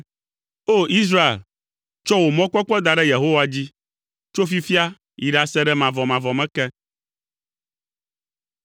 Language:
Ewe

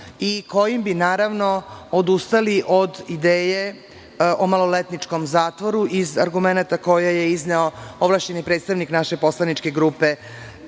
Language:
Serbian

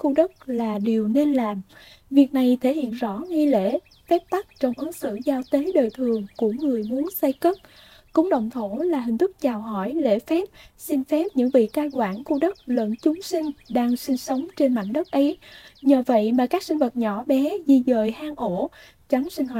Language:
Vietnamese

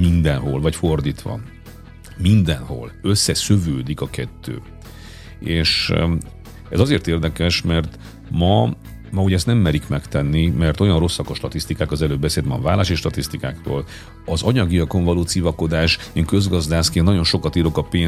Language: Hungarian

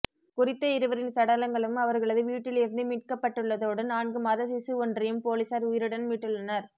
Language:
Tamil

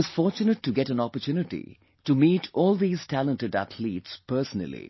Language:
English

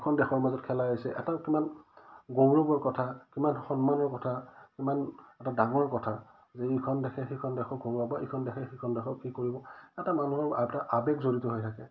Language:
Assamese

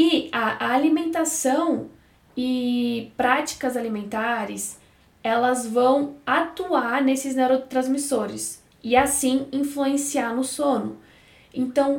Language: Portuguese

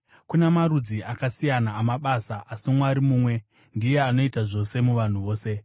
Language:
Shona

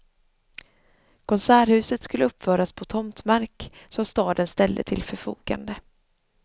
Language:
Swedish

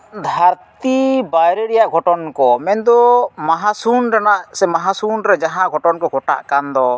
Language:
Santali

